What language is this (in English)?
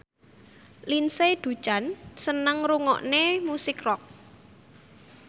Javanese